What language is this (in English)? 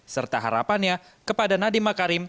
Indonesian